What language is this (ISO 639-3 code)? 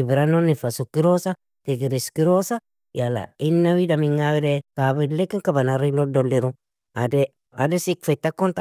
fia